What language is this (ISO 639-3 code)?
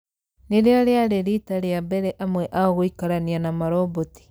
kik